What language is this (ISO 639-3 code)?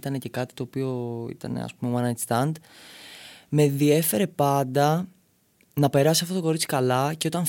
ell